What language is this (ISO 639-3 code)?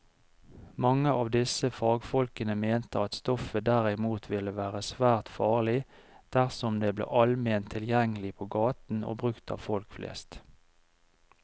nor